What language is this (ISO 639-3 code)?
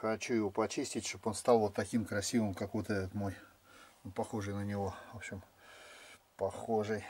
rus